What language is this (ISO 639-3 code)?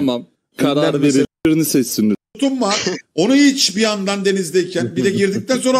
tur